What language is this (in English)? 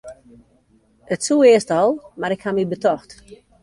Western Frisian